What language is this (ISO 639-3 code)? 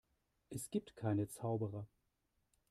deu